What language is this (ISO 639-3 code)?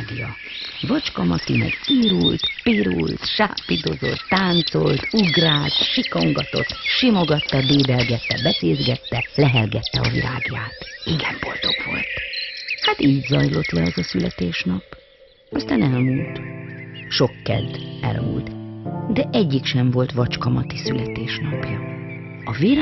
hun